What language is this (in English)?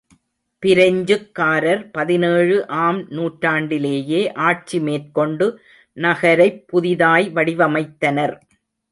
Tamil